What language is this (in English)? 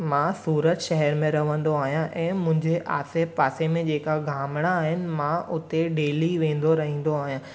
Sindhi